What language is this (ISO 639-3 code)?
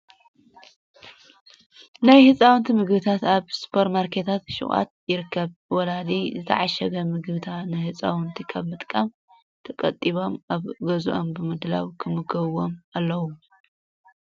tir